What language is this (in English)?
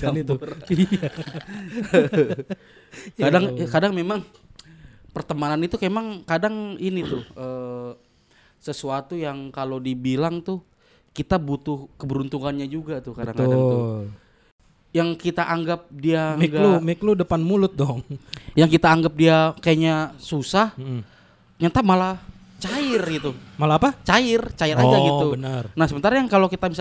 Indonesian